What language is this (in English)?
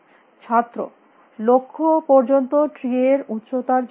Bangla